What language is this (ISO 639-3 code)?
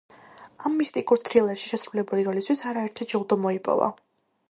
kat